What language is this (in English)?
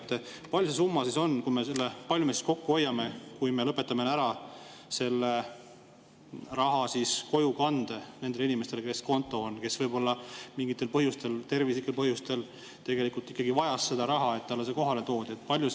Estonian